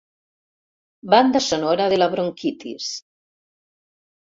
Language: Catalan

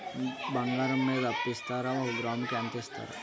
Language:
Telugu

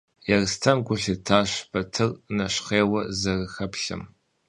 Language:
Kabardian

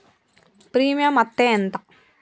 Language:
Telugu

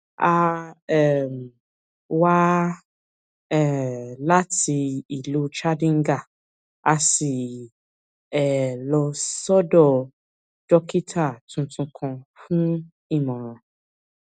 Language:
Yoruba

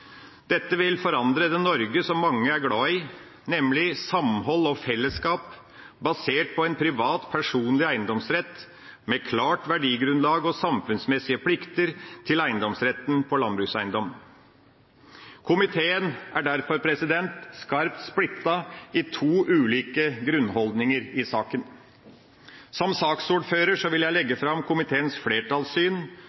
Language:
Norwegian Bokmål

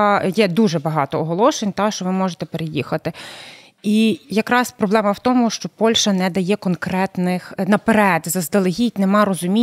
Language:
Ukrainian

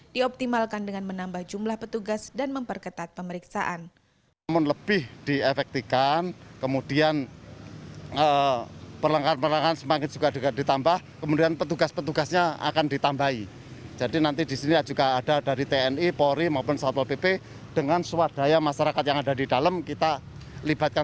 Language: Indonesian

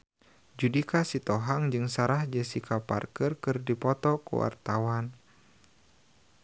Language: Sundanese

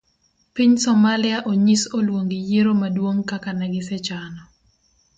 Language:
Luo (Kenya and Tanzania)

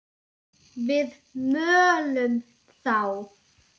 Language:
Icelandic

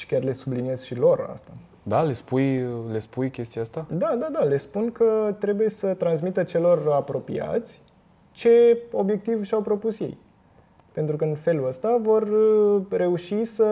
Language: Romanian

